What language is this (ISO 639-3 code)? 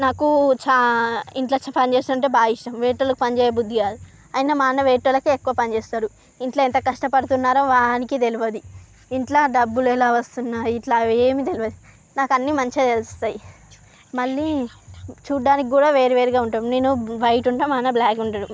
tel